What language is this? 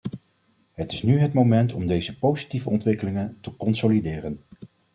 Dutch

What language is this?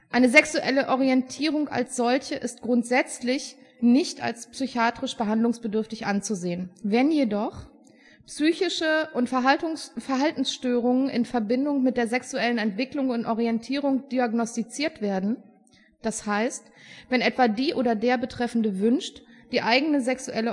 German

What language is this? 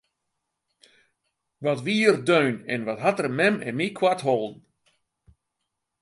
Western Frisian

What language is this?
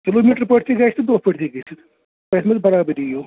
Kashmiri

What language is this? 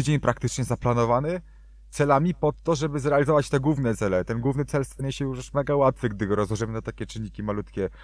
Polish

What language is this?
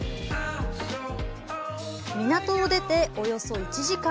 Japanese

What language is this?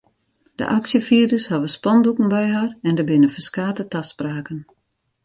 Western Frisian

